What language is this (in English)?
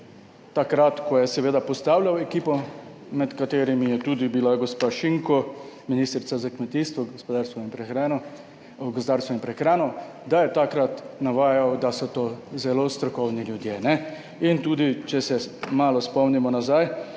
Slovenian